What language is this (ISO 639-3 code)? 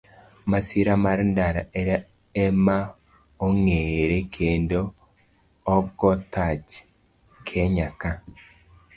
luo